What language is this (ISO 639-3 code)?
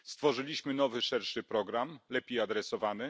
pol